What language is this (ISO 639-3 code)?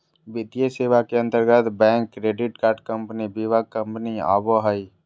mag